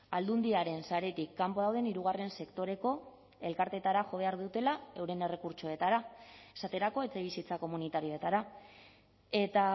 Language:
Basque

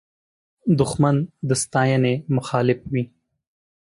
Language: Pashto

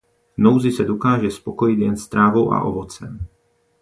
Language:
Czech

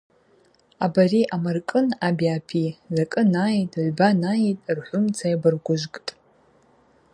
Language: Abaza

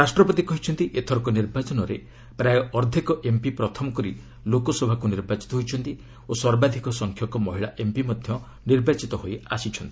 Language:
Odia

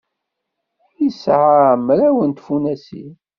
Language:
Kabyle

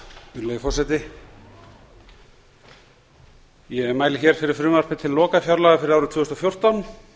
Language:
Icelandic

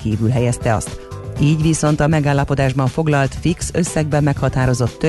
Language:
Hungarian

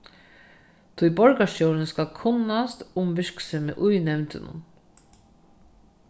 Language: Faroese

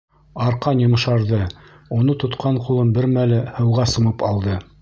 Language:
Bashkir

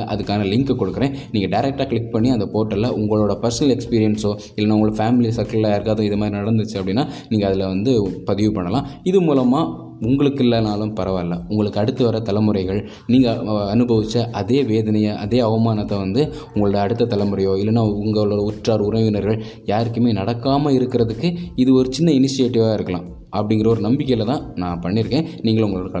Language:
Tamil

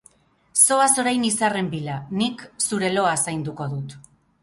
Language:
Basque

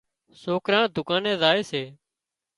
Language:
Wadiyara Koli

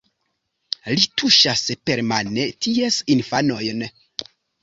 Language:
Esperanto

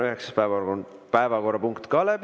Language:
Estonian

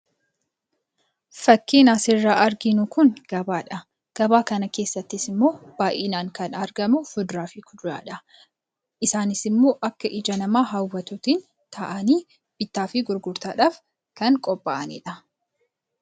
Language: Oromo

